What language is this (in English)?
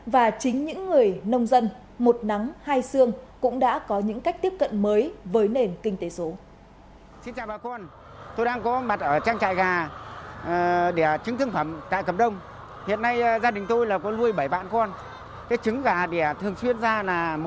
Vietnamese